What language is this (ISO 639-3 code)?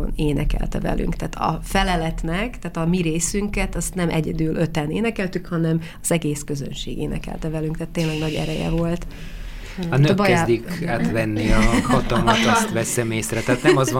hun